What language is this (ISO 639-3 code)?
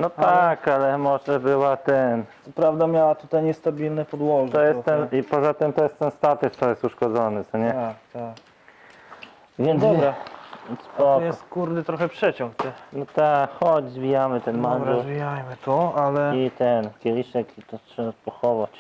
pol